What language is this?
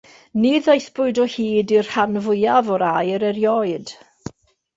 Welsh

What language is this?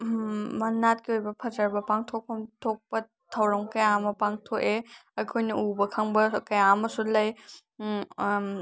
Manipuri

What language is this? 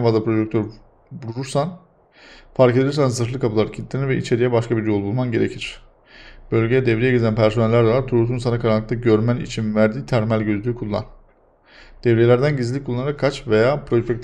Turkish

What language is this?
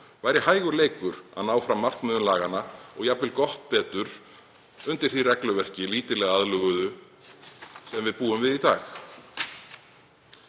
Icelandic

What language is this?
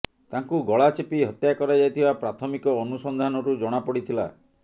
Odia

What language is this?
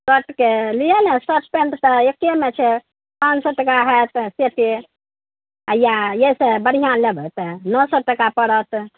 Maithili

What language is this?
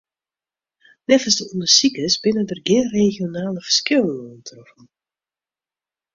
Western Frisian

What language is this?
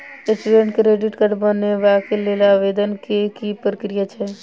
Maithili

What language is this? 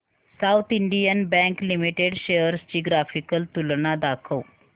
Marathi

